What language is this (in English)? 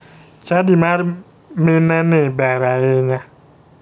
Luo (Kenya and Tanzania)